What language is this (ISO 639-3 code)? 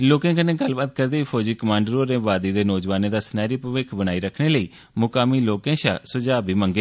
doi